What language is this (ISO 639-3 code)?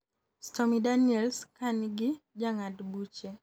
luo